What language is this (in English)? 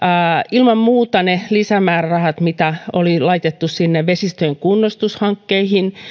Finnish